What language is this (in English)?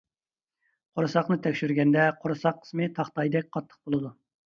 Uyghur